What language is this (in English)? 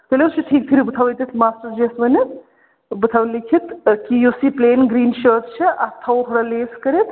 Kashmiri